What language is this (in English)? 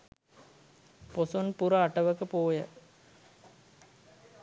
Sinhala